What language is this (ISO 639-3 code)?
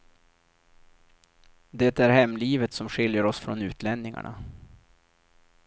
swe